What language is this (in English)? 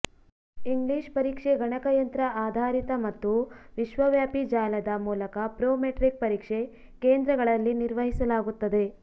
Kannada